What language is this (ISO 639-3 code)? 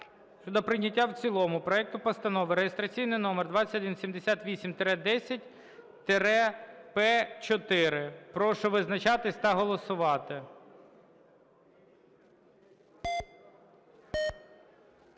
ukr